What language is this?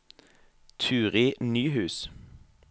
Norwegian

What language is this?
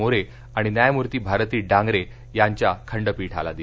Marathi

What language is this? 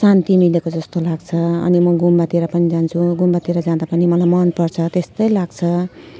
Nepali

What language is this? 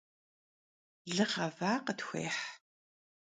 Kabardian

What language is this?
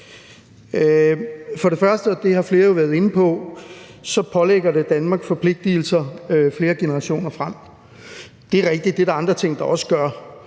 Danish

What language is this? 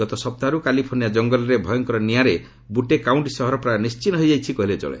Odia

